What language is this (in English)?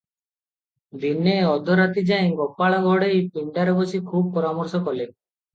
Odia